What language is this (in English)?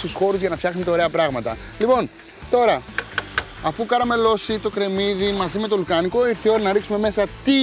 Greek